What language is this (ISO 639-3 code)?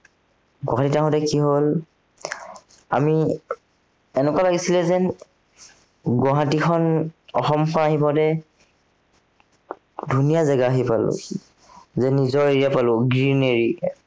asm